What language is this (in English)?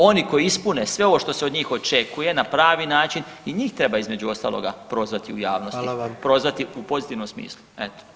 Croatian